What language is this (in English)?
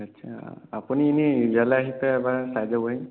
Assamese